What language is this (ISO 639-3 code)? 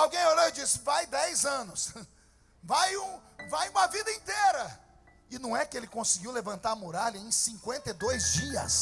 por